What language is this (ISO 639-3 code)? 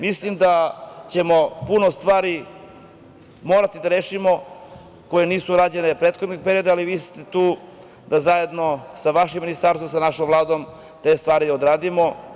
srp